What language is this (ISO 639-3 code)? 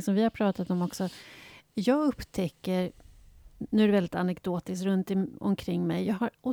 swe